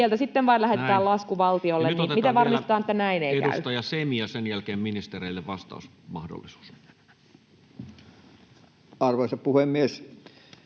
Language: Finnish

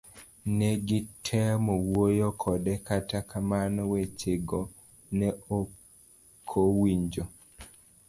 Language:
Luo (Kenya and Tanzania)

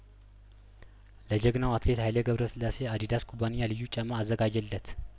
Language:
Amharic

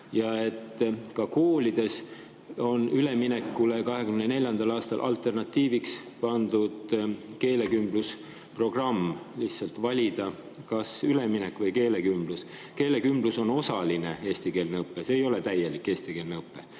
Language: Estonian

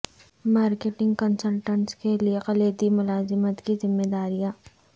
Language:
Urdu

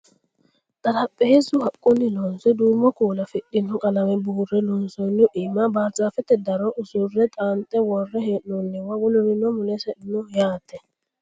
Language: Sidamo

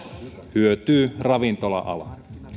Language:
Finnish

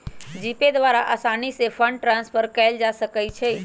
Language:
Magahi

